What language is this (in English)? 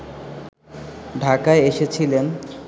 Bangla